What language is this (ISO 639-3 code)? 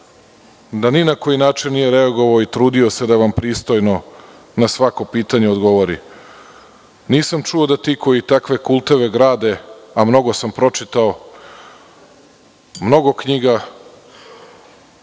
srp